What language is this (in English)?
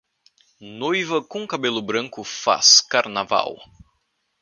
Portuguese